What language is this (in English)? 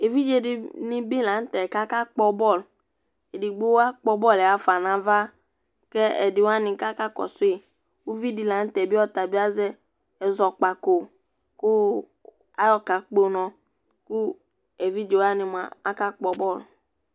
Ikposo